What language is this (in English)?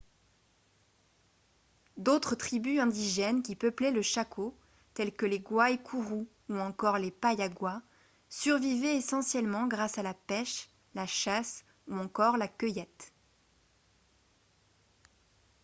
French